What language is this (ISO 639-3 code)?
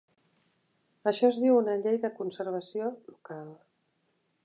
cat